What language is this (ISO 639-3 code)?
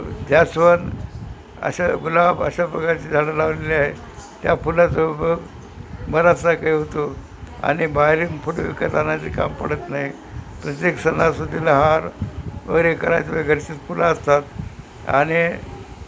mar